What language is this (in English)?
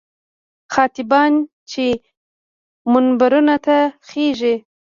Pashto